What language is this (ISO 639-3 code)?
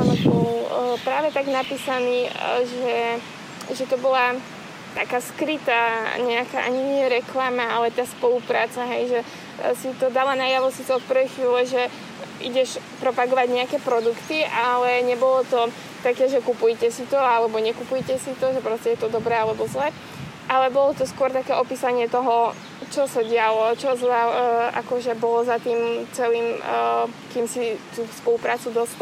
slk